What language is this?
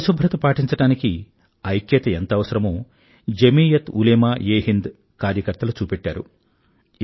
Telugu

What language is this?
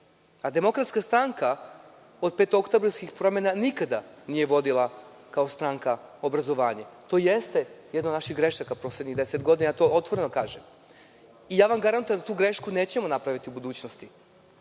Serbian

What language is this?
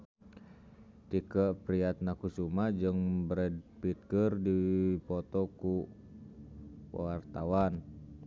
Sundanese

